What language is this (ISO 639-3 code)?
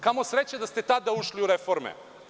srp